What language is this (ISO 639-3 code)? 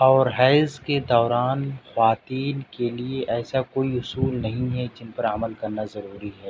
urd